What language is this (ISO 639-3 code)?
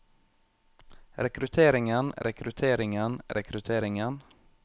nor